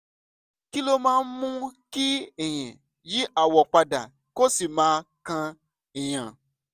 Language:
Yoruba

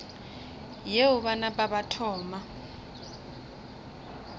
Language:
Northern Sotho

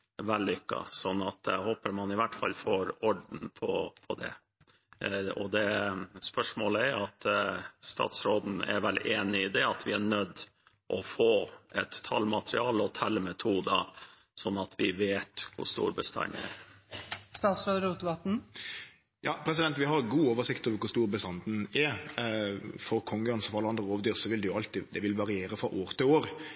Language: Norwegian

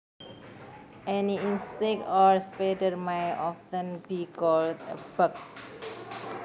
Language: Javanese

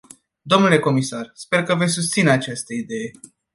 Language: Romanian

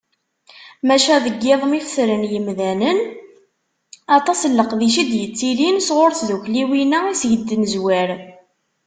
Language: Kabyle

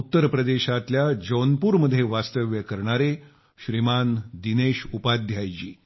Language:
Marathi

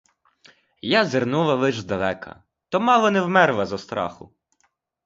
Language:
Ukrainian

